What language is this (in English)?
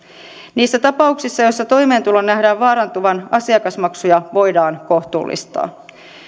Finnish